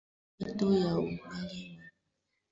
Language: Swahili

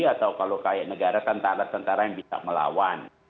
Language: Indonesian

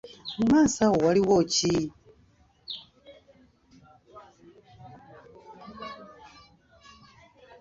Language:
Ganda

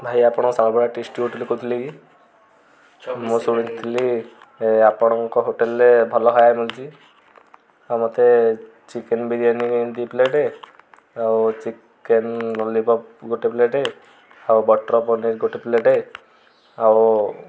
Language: Odia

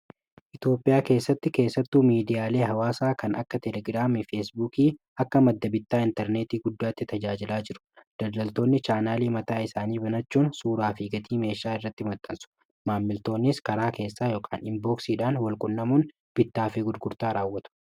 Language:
Oromo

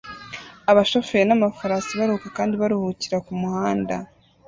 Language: Kinyarwanda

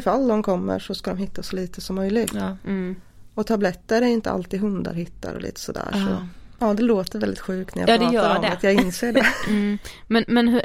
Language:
Swedish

